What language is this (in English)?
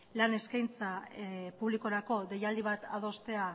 Basque